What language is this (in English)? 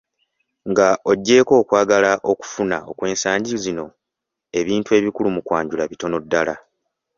Ganda